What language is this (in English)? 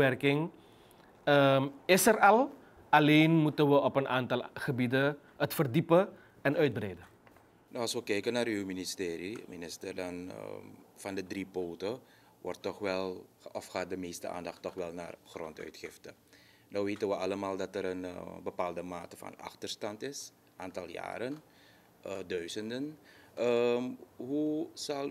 Dutch